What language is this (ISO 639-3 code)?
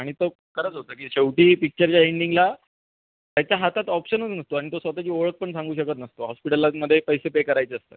mar